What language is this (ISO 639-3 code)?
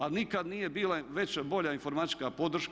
hrv